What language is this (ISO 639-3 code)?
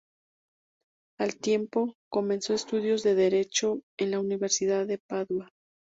spa